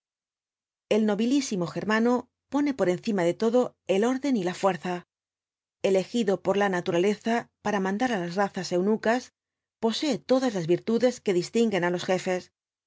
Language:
Spanish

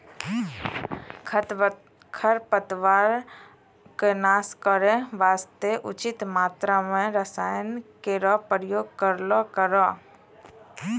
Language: Maithili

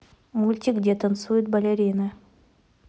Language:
Russian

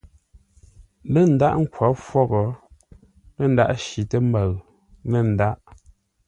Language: Ngombale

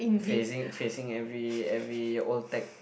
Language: English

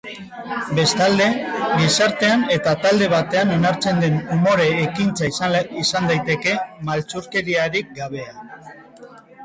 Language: Basque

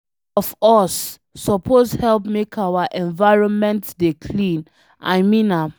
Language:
Nigerian Pidgin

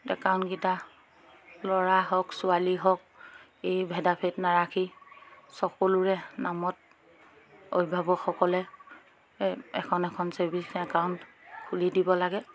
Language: Assamese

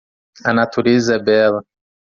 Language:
Portuguese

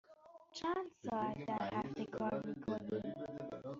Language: Persian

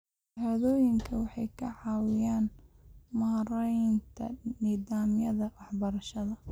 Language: Somali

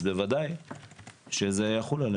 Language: Hebrew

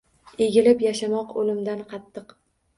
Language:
Uzbek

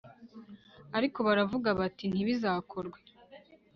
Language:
Kinyarwanda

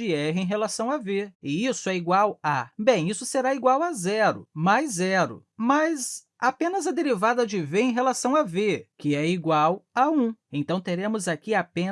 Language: Portuguese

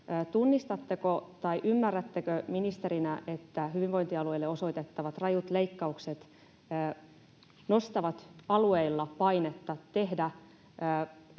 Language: Finnish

